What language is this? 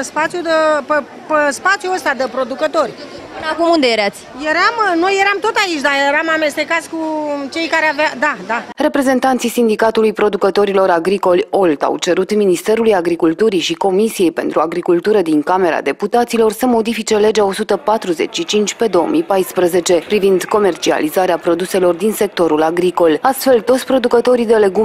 Romanian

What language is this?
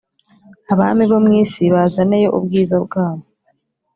Kinyarwanda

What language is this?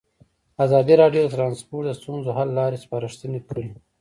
Pashto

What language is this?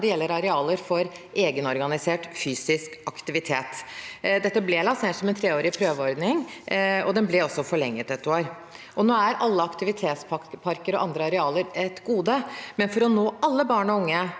Norwegian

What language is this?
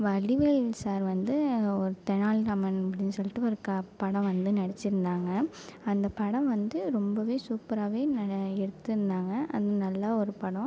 Tamil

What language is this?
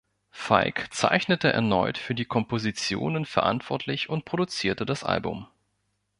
German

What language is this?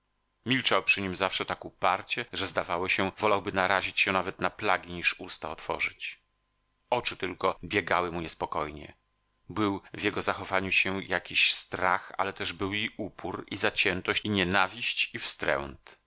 Polish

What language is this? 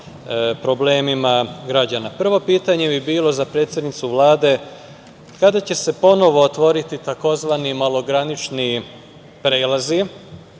Serbian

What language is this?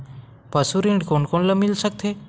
Chhattisgarhi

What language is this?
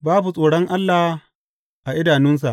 Hausa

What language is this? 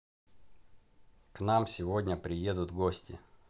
Russian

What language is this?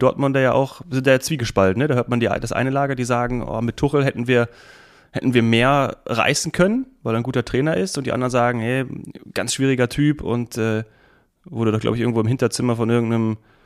German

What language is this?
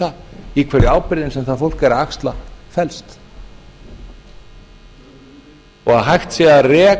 Icelandic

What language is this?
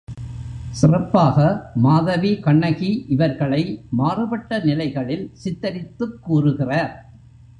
Tamil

